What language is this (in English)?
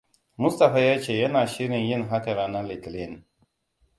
Hausa